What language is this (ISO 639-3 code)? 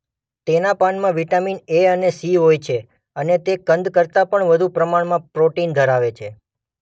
guj